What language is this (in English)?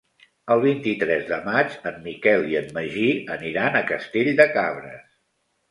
Catalan